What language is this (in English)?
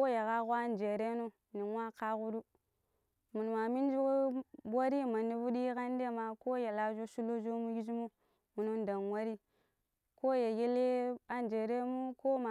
Pero